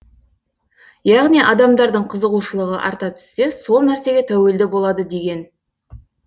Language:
Kazakh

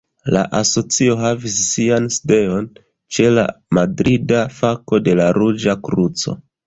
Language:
Esperanto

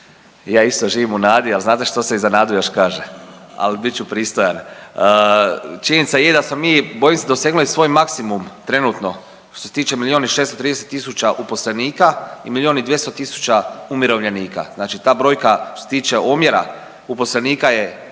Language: Croatian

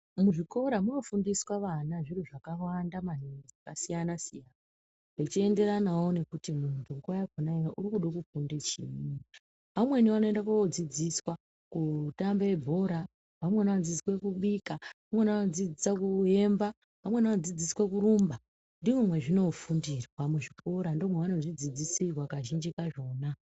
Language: Ndau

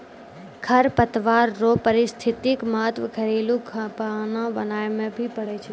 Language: Maithili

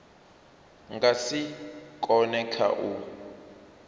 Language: Venda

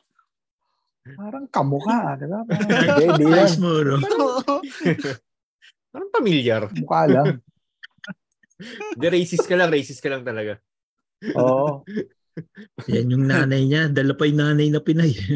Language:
Filipino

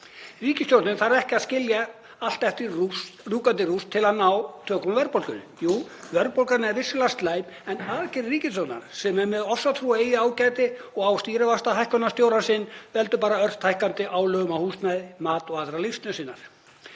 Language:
Icelandic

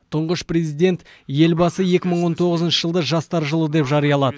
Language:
Kazakh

